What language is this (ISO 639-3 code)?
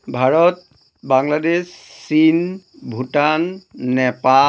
asm